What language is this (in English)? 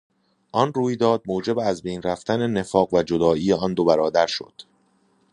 Persian